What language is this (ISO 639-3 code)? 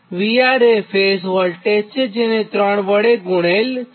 guj